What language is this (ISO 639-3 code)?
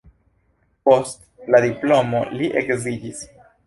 epo